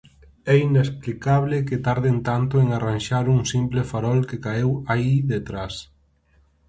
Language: Galician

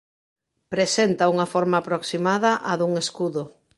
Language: Galician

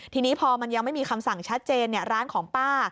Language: Thai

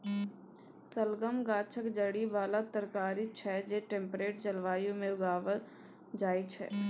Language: Maithili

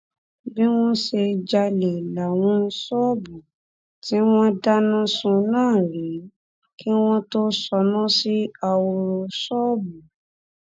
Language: Yoruba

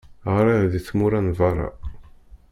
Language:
Kabyle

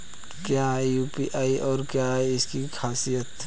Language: Hindi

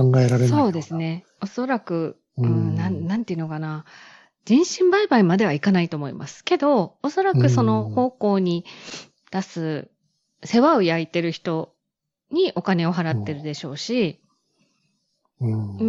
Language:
Japanese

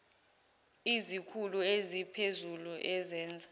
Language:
Zulu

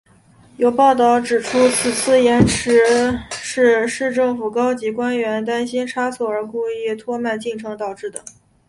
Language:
Chinese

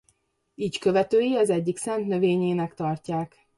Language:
Hungarian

